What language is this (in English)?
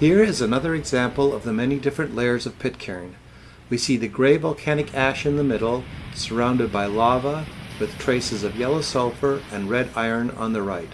English